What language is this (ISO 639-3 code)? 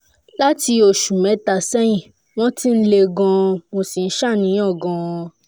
yor